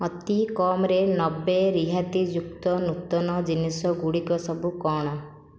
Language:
Odia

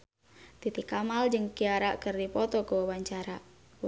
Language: Sundanese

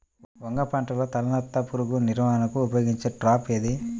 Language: Telugu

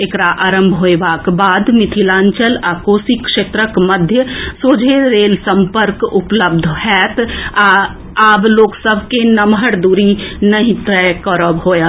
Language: Maithili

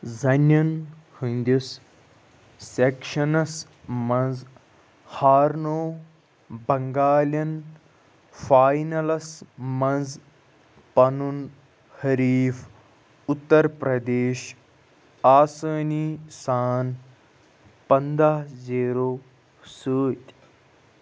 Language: Kashmiri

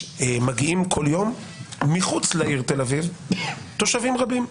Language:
Hebrew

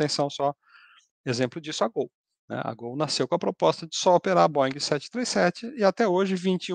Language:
Portuguese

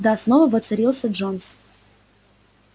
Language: Russian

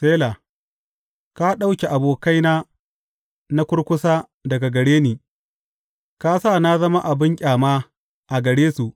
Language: Hausa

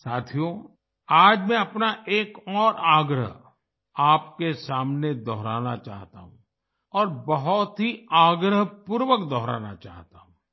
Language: Hindi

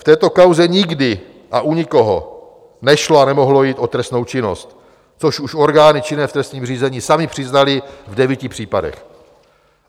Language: Czech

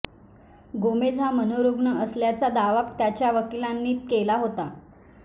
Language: Marathi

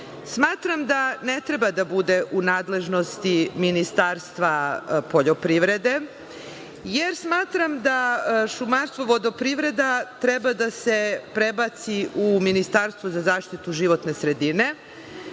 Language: Serbian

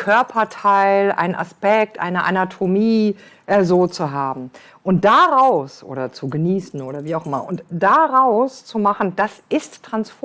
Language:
German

